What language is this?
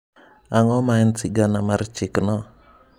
Luo (Kenya and Tanzania)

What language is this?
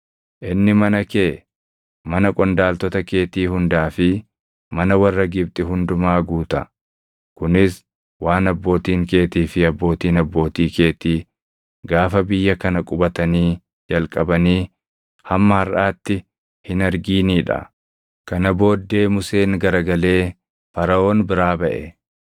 Oromo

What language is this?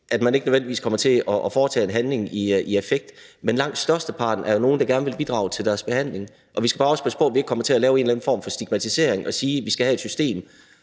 Danish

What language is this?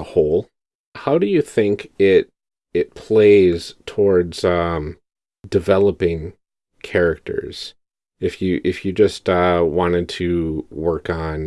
English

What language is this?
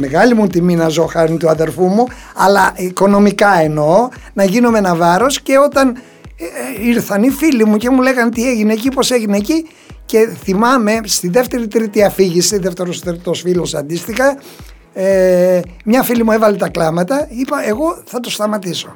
Greek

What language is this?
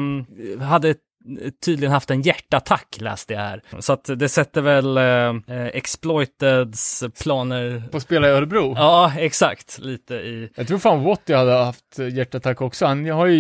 Swedish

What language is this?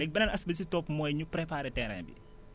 Wolof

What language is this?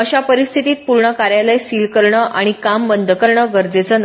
Marathi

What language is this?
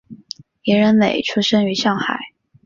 Chinese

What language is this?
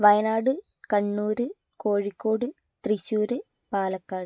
Malayalam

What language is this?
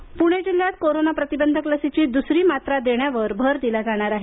Marathi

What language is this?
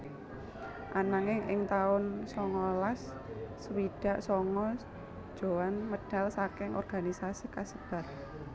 Javanese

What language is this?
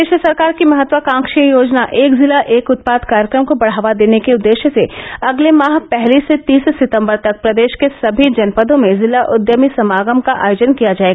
Hindi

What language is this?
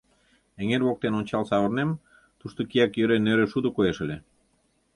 Mari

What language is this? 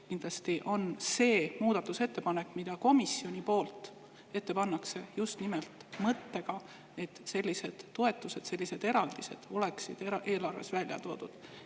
Estonian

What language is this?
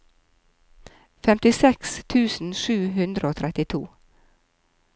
Norwegian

